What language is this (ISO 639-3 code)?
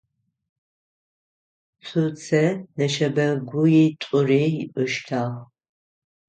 ady